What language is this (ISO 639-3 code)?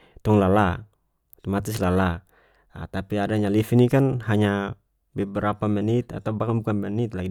max